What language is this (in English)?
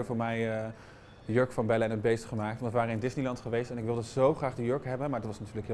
Dutch